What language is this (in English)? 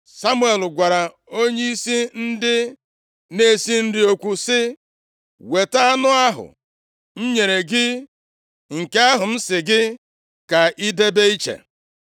Igbo